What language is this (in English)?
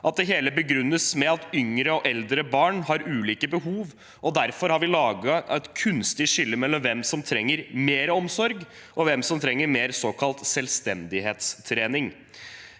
Norwegian